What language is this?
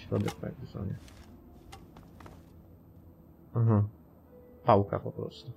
Polish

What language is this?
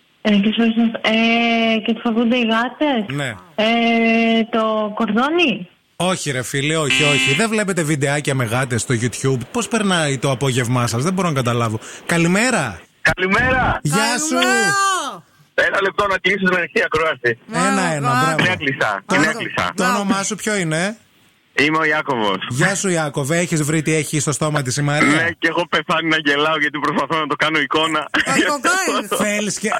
Greek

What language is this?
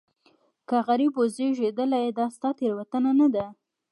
Pashto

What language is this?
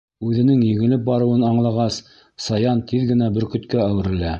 Bashkir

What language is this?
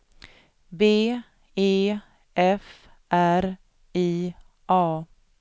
Swedish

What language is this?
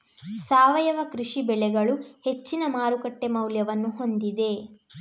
Kannada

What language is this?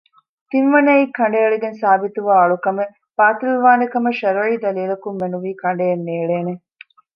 Divehi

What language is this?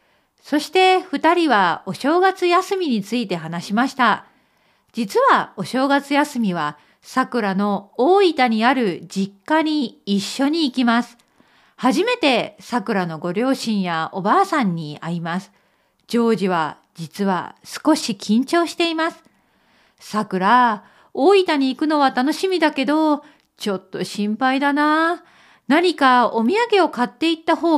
Japanese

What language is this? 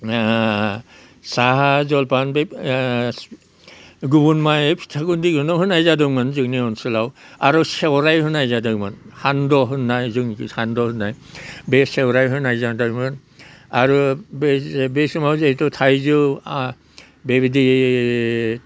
Bodo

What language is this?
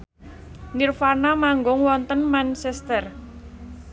Javanese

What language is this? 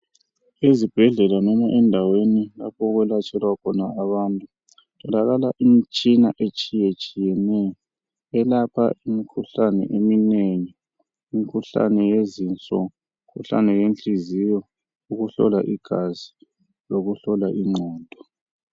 North Ndebele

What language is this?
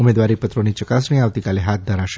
Gujarati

